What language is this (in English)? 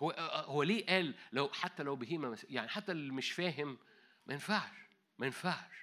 Arabic